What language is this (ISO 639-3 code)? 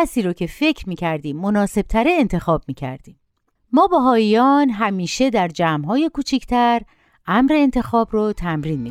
fas